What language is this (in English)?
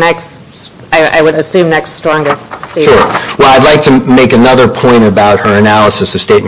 English